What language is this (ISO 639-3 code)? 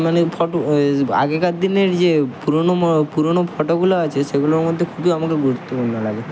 ben